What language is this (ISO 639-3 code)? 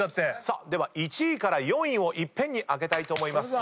jpn